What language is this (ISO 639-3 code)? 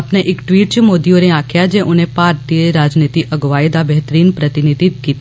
doi